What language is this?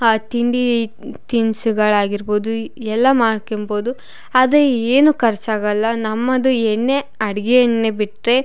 Kannada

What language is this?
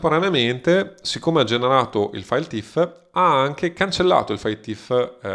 Italian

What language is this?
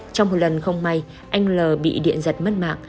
Vietnamese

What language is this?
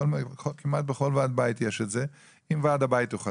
Hebrew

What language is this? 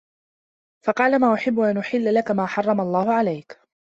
Arabic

